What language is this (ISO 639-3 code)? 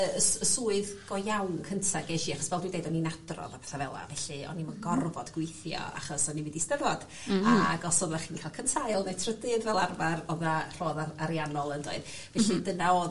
cym